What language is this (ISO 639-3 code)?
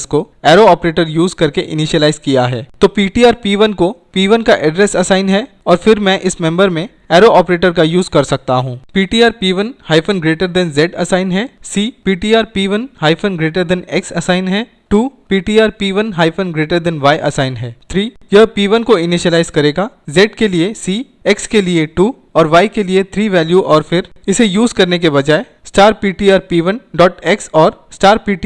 hin